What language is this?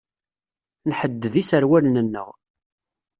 Kabyle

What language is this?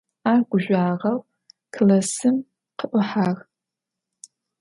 Adyghe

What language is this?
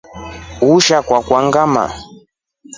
Rombo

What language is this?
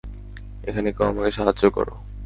Bangla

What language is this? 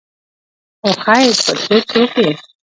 Pashto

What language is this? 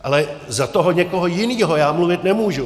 Czech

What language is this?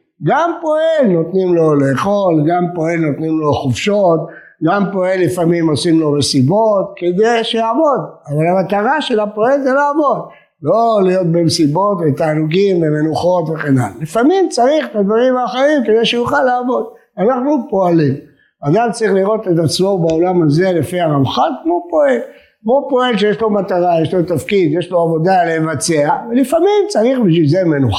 Hebrew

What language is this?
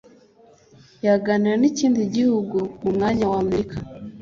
Kinyarwanda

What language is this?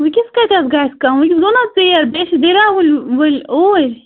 Kashmiri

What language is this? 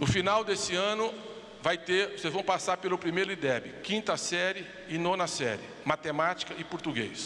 Portuguese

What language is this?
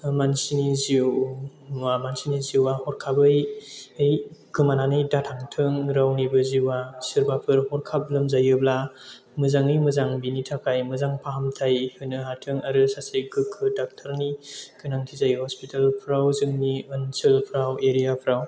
Bodo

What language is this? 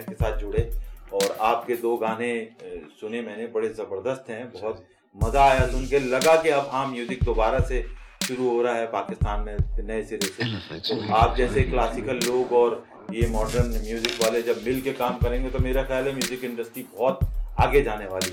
Urdu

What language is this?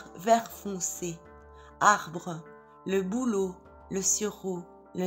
French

